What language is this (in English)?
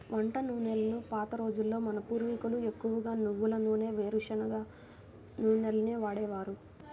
Telugu